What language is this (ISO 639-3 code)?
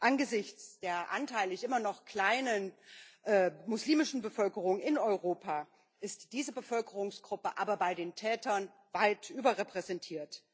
deu